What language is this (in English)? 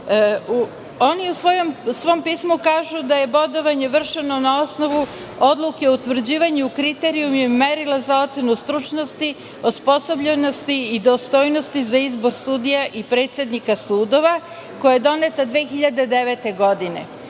Serbian